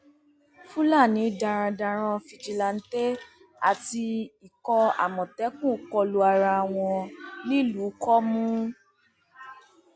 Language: Yoruba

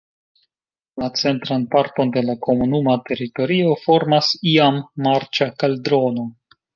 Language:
Esperanto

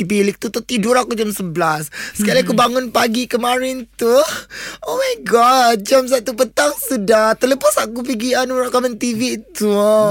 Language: Malay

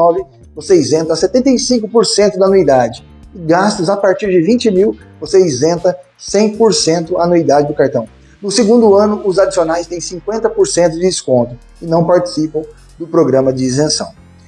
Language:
Portuguese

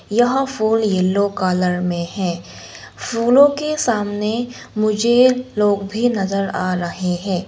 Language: Hindi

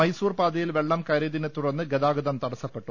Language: Malayalam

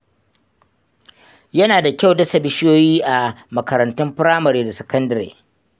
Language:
Hausa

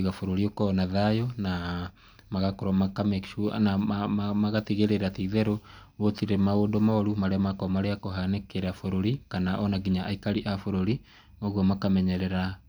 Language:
Kikuyu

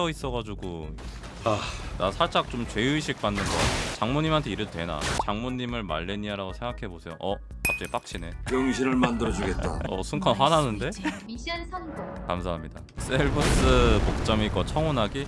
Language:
Korean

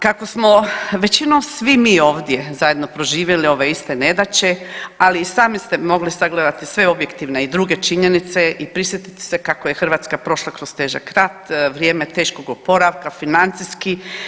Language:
Croatian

